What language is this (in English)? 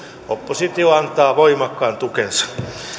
Finnish